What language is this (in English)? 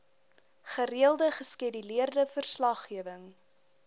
Afrikaans